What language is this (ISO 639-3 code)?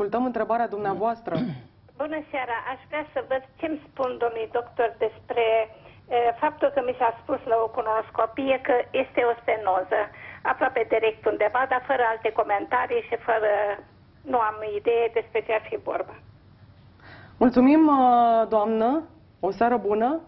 ron